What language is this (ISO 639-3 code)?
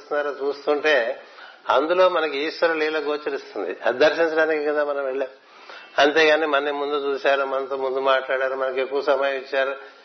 tel